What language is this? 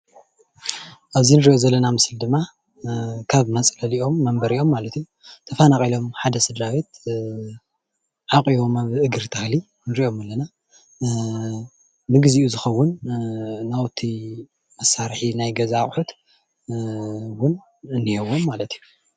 Tigrinya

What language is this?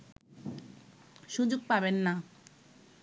Bangla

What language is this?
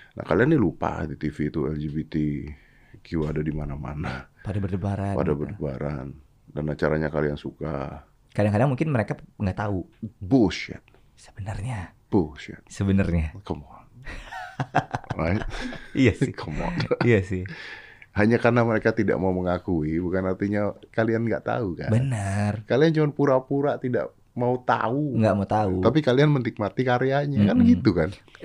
Indonesian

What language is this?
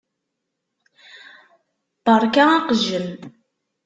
Kabyle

